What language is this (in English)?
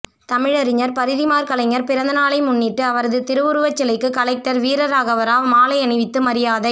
Tamil